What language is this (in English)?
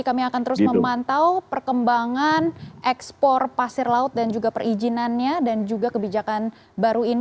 Indonesian